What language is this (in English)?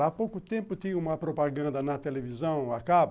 Portuguese